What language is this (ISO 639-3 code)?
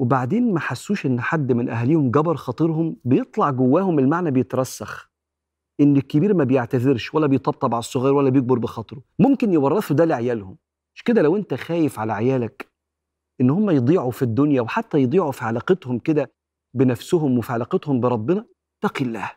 ara